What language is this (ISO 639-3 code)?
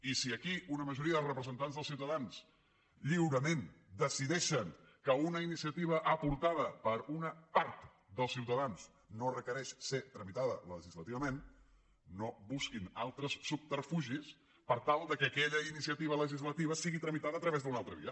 cat